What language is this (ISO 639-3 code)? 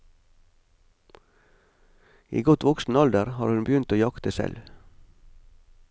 nor